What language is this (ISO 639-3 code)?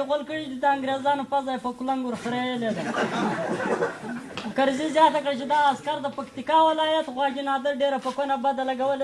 tur